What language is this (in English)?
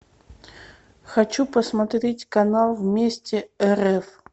Russian